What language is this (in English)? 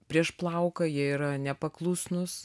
Lithuanian